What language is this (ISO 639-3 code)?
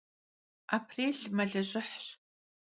kbd